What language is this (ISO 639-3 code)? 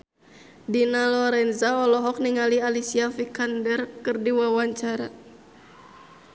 sun